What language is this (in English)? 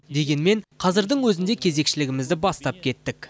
Kazakh